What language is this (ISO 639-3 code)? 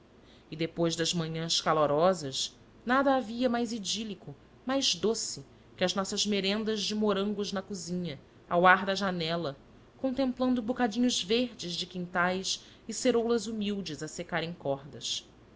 por